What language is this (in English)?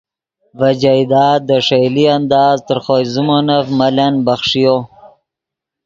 Yidgha